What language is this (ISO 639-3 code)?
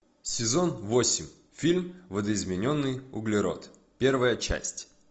rus